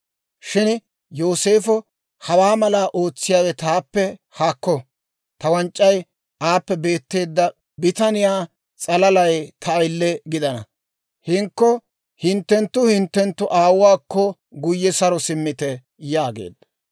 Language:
Dawro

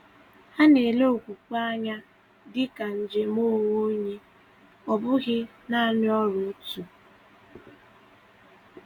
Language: Igbo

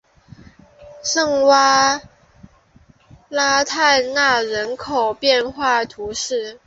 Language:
Chinese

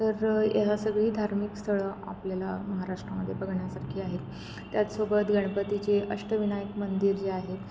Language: Marathi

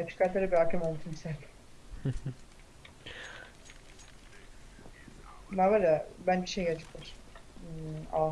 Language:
Turkish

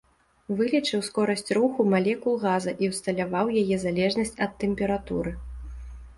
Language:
Belarusian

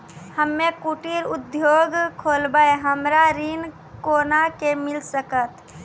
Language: Maithili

